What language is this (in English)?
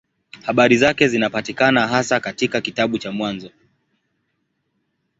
Swahili